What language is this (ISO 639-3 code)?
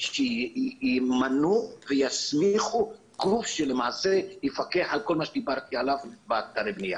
heb